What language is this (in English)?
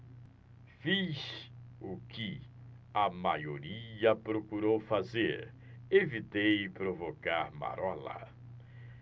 Portuguese